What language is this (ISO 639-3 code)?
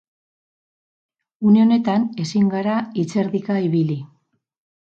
eus